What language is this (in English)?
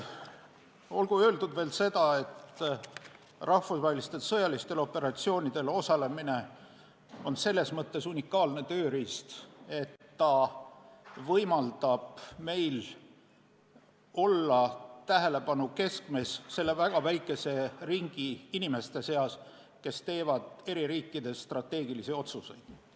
Estonian